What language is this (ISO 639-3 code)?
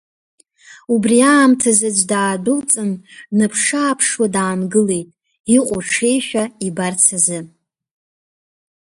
abk